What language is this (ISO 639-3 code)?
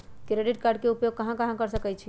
mag